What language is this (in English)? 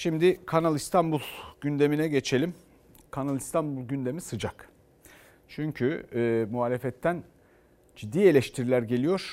Turkish